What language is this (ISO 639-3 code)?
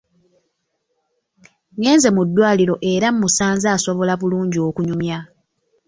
lug